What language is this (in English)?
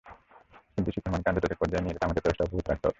Bangla